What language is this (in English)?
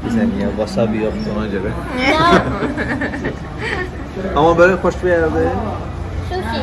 Turkish